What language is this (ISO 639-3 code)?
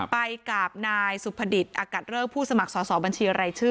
tha